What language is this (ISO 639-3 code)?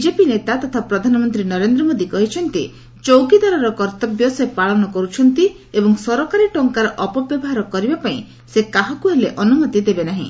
ori